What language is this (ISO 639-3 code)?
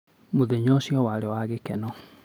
kik